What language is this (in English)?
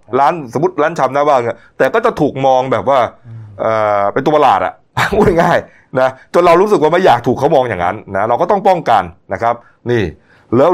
Thai